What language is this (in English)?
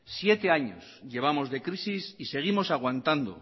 Spanish